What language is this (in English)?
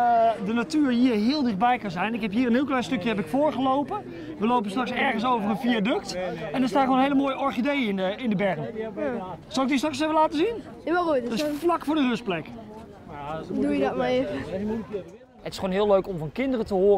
Dutch